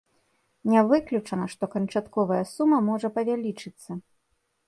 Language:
Belarusian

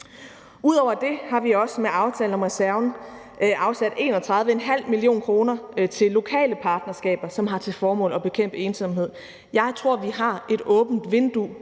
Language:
Danish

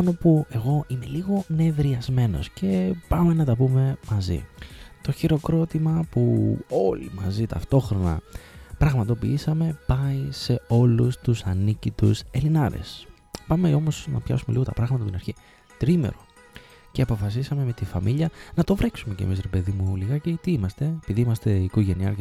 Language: Greek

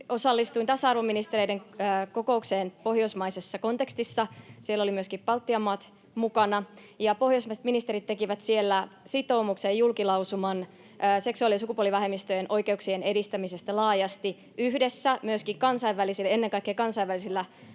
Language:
Finnish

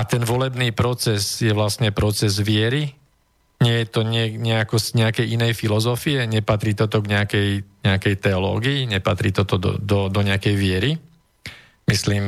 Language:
Slovak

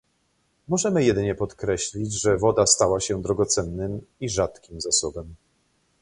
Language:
Polish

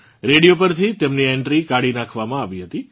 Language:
Gujarati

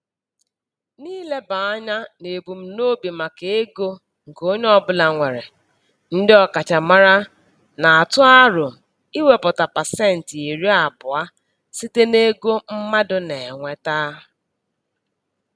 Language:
Igbo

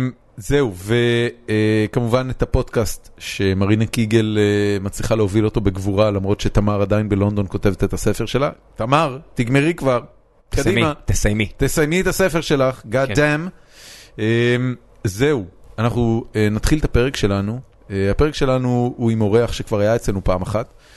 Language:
Hebrew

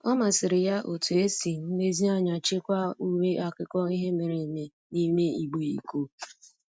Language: Igbo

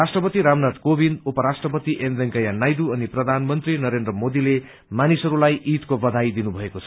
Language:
Nepali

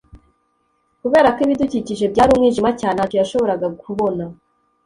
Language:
Kinyarwanda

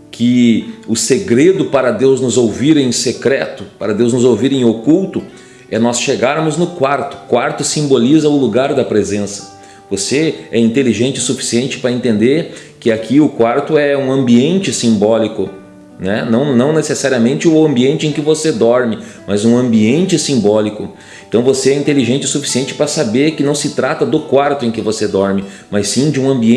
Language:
Portuguese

